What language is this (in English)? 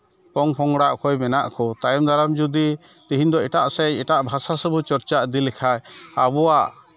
Santali